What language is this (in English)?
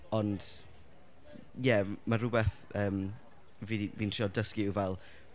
Welsh